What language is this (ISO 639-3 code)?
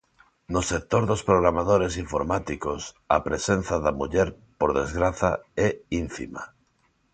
glg